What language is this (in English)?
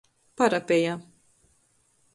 Latgalian